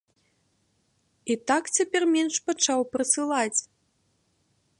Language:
Belarusian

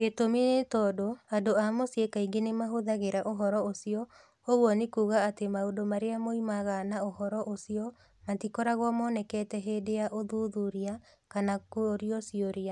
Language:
Kikuyu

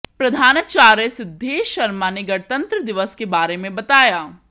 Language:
Hindi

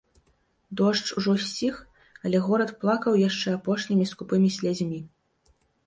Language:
Belarusian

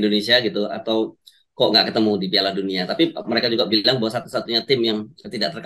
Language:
Indonesian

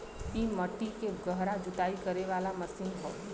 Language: Bhojpuri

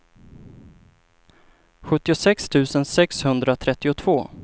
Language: Swedish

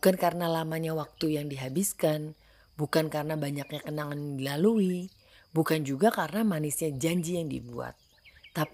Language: Indonesian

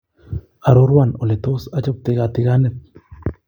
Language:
Kalenjin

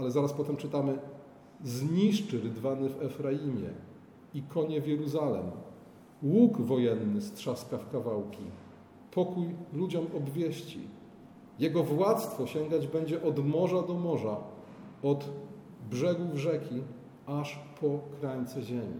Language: Polish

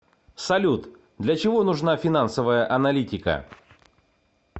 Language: Russian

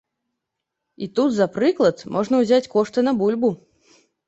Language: Belarusian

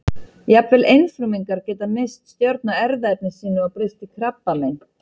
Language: Icelandic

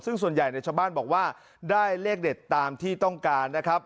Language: Thai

